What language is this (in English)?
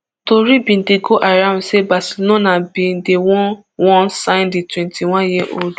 Nigerian Pidgin